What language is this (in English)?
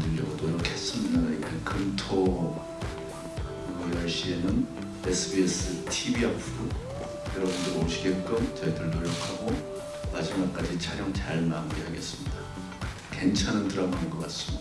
Korean